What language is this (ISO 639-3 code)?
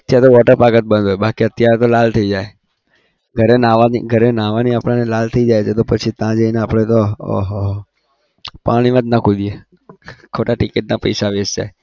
guj